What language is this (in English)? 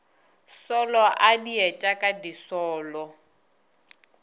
Northern Sotho